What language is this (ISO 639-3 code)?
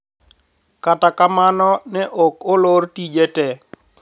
luo